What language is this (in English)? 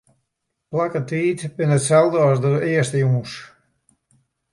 Western Frisian